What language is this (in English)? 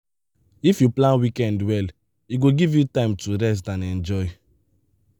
Nigerian Pidgin